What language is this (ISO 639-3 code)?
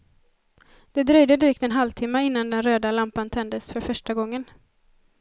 swe